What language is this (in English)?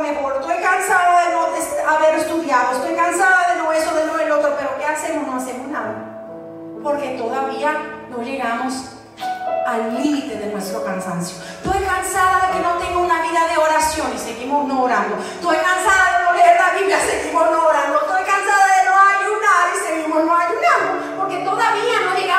Spanish